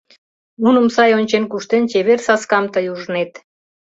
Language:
Mari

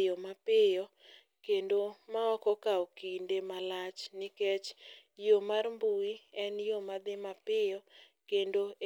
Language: Luo (Kenya and Tanzania)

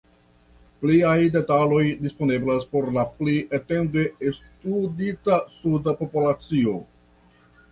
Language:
Esperanto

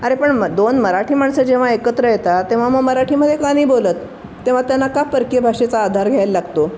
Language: Marathi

